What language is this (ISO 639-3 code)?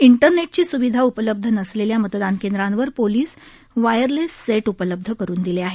mar